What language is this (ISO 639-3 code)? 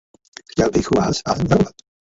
ces